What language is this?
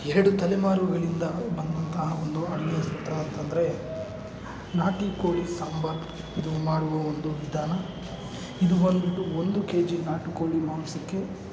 Kannada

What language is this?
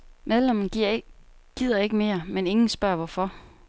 Danish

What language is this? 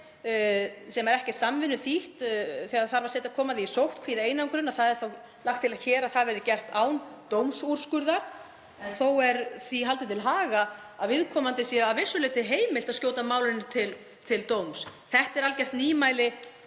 Icelandic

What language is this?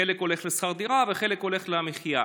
Hebrew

